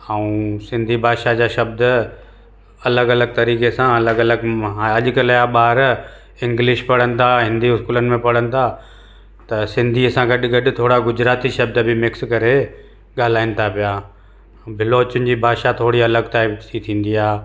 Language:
Sindhi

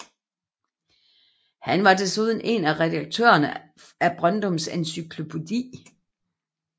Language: Danish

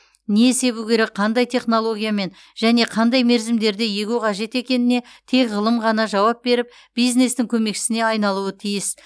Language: Kazakh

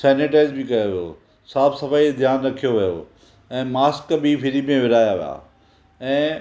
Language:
Sindhi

